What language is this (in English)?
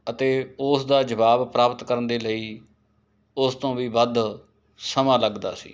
Punjabi